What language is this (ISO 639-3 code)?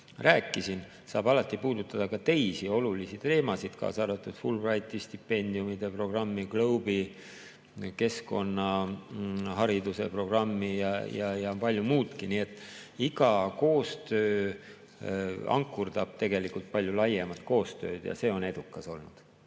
est